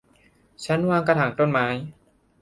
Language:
Thai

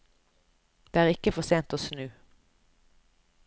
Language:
Norwegian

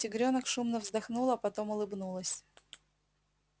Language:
Russian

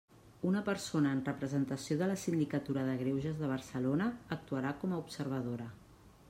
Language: Catalan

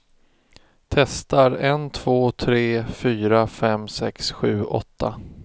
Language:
Swedish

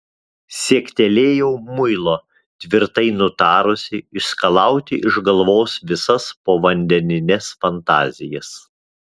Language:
Lithuanian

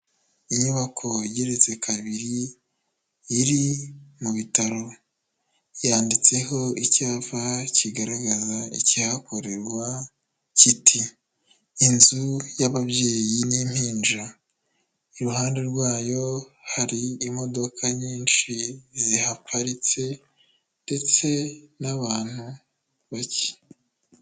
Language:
Kinyarwanda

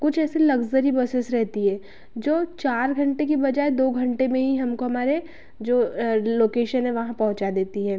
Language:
Hindi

